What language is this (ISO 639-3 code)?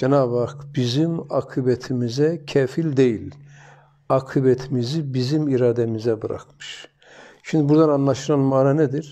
tur